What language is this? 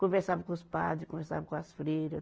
Portuguese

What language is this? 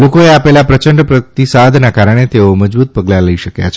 Gujarati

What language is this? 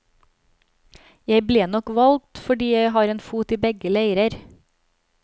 Norwegian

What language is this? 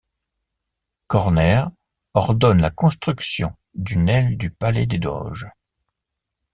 French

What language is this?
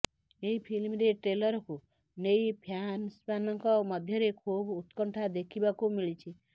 Odia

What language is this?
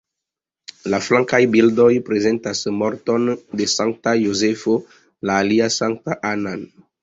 Esperanto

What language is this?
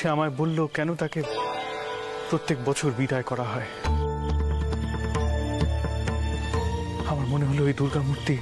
Romanian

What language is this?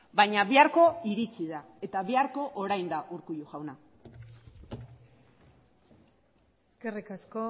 Basque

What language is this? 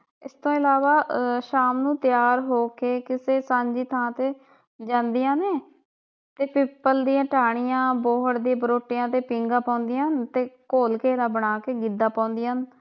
Punjabi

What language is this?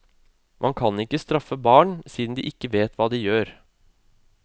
Norwegian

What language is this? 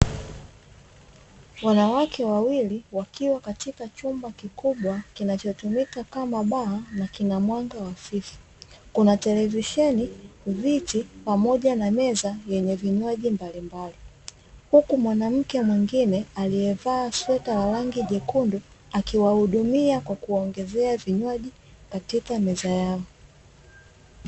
Swahili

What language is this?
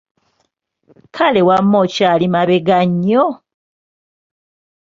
Ganda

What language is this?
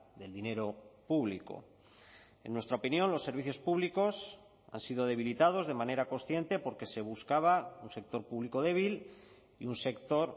Spanish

